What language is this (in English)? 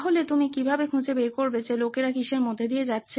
Bangla